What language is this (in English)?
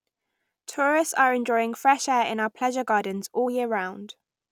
English